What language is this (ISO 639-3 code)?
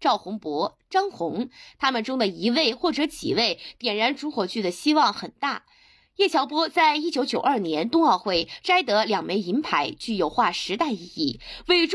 zho